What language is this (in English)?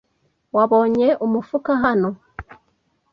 Kinyarwanda